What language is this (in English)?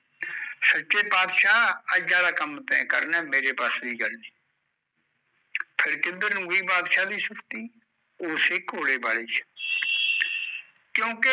Punjabi